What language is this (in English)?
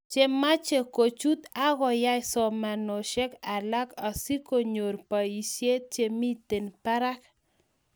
Kalenjin